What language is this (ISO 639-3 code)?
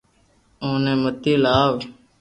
lrk